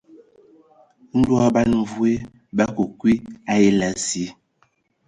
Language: Ewondo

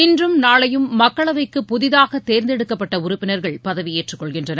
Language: Tamil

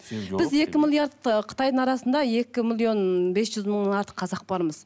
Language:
Kazakh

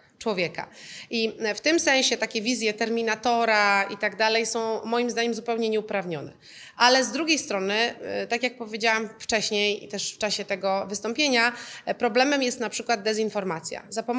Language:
Polish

